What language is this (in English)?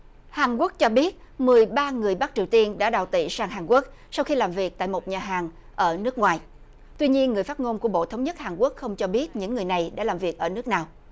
Vietnamese